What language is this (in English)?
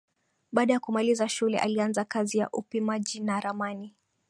Swahili